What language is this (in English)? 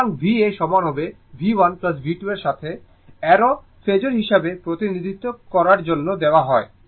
Bangla